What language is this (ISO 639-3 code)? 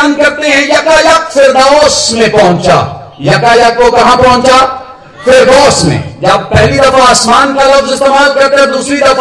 hin